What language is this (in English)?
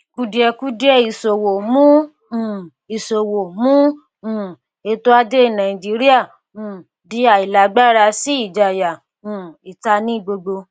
Yoruba